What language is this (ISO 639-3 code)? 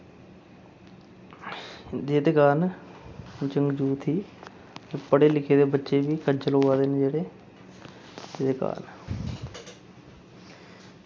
doi